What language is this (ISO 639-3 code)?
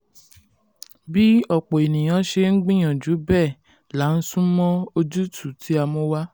yor